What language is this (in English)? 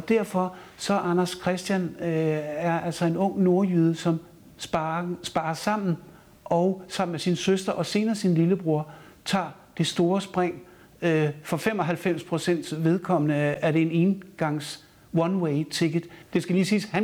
Danish